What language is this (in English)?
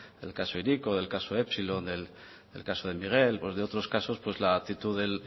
Spanish